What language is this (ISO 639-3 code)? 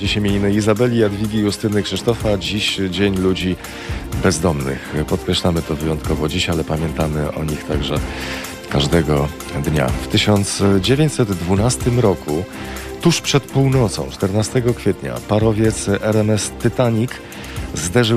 pol